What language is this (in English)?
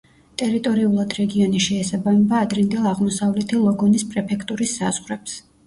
Georgian